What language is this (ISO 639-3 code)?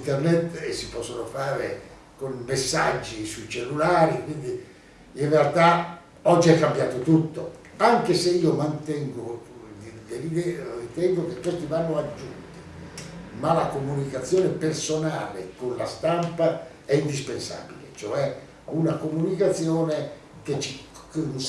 ita